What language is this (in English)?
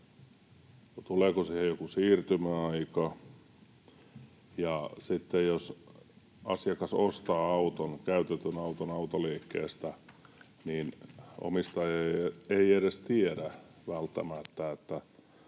Finnish